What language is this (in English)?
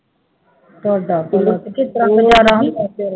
Punjabi